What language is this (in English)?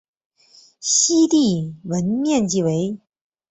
Chinese